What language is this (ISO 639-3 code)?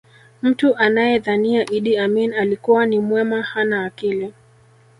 swa